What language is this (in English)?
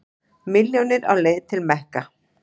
Icelandic